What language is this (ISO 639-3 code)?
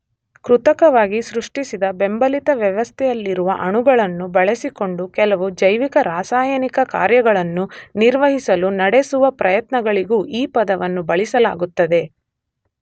kan